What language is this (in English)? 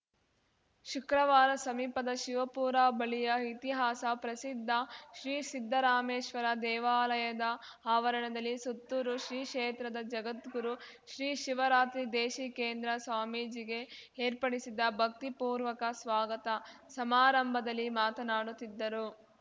Kannada